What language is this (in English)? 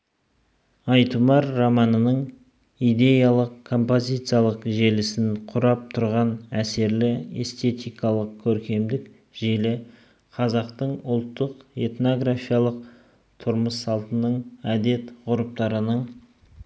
Kazakh